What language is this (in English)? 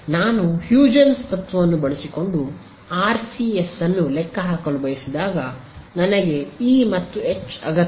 Kannada